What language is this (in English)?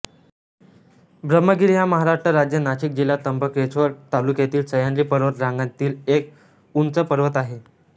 Marathi